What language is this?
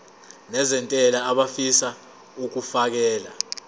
Zulu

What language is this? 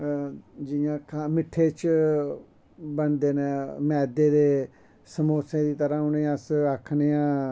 Dogri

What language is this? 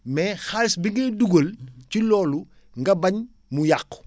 Wolof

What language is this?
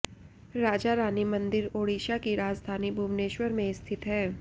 Hindi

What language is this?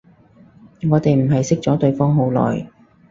Cantonese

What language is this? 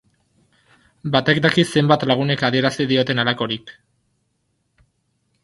Basque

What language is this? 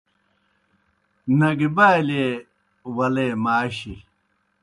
Kohistani Shina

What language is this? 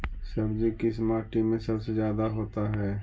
Magahi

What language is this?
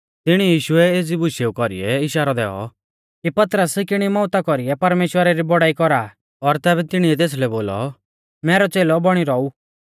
Mahasu Pahari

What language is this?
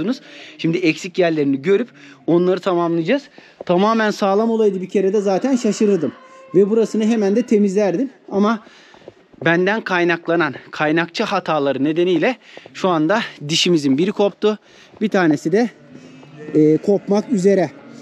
Turkish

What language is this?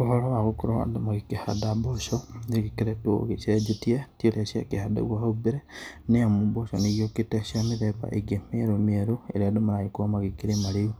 Kikuyu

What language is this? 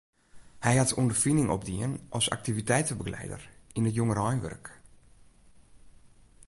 Western Frisian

